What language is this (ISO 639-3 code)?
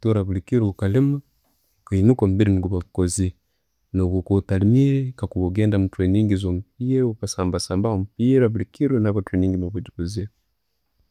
ttj